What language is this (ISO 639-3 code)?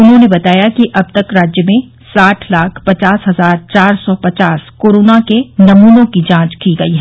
hin